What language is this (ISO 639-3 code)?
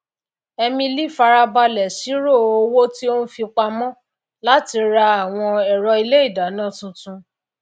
yor